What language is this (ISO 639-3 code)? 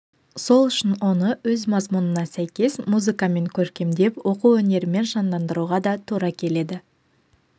kaz